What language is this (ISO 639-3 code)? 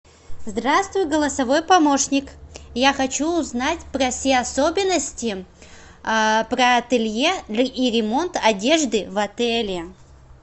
rus